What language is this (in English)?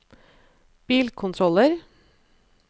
Norwegian